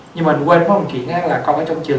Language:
Vietnamese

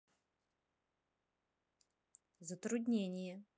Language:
Russian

